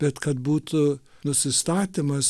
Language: Lithuanian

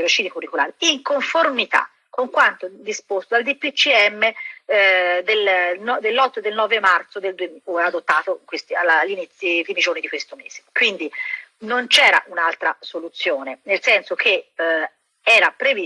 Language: Italian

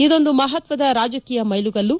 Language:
Kannada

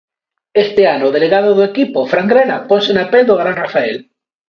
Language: Galician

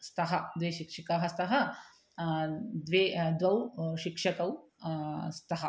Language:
Sanskrit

